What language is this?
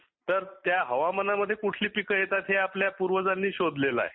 Marathi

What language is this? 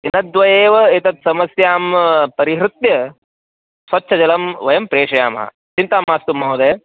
Sanskrit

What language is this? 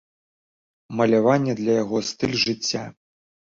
Belarusian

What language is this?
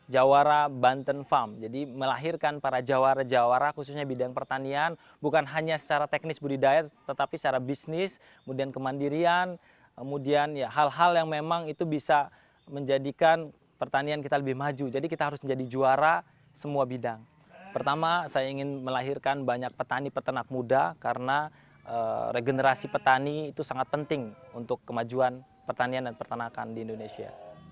Indonesian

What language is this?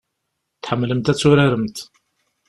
Kabyle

